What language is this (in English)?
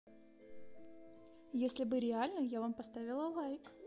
Russian